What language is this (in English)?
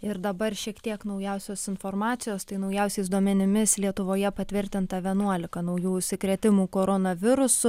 Lithuanian